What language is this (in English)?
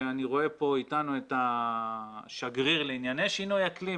Hebrew